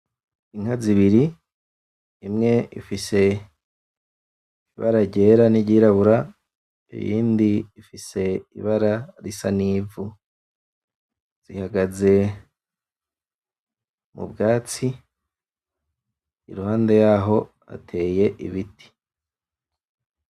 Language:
Rundi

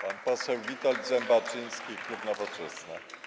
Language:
Polish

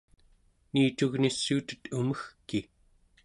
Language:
Central Yupik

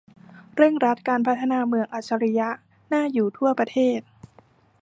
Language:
Thai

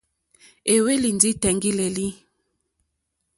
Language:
Mokpwe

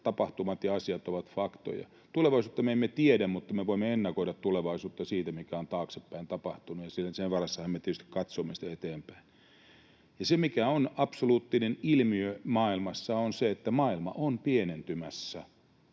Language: Finnish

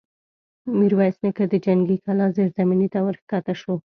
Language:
Pashto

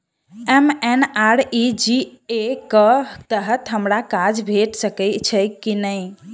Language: Maithili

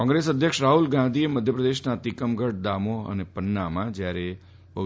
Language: Gujarati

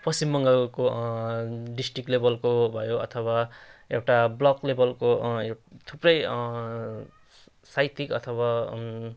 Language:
Nepali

